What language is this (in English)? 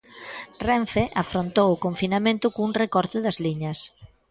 Galician